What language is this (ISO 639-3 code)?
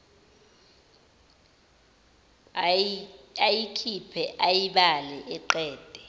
zul